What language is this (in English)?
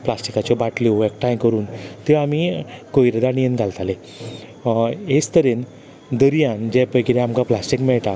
Konkani